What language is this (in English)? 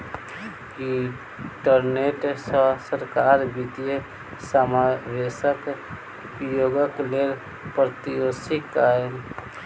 Maithili